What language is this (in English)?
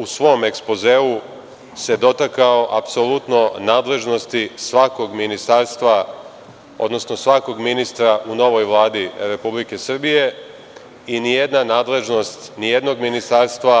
Serbian